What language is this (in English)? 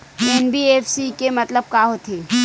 Chhattisgarhi